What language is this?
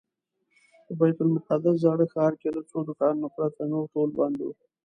Pashto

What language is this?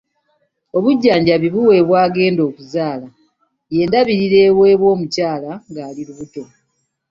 Ganda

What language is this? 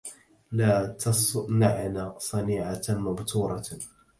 Arabic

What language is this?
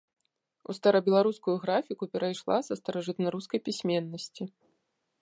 Belarusian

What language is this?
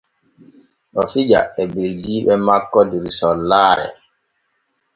Borgu Fulfulde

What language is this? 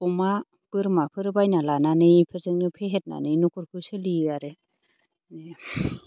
Bodo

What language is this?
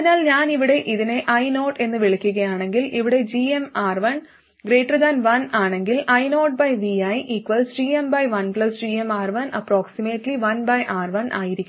Malayalam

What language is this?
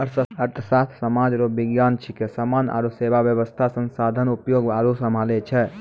Maithili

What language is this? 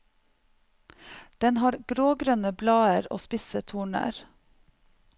Norwegian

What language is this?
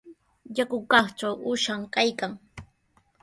Sihuas Ancash Quechua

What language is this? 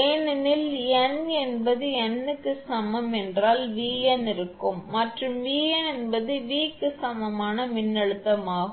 Tamil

